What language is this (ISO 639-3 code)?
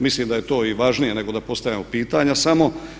hrv